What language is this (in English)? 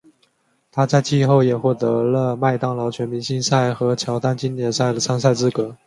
Chinese